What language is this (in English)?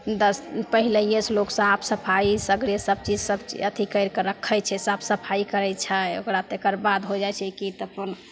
Maithili